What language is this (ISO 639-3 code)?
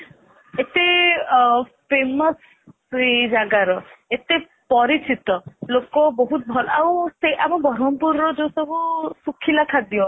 ori